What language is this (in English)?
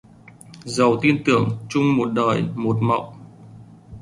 Vietnamese